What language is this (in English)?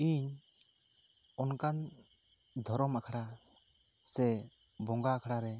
Santali